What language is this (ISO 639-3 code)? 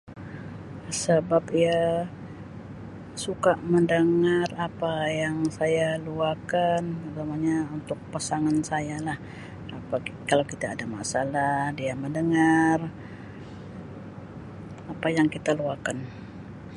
msi